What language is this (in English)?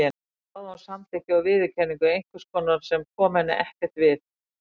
Icelandic